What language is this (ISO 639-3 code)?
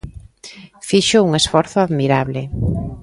glg